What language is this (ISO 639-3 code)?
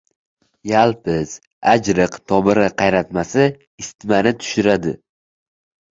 uzb